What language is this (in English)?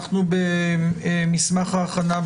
Hebrew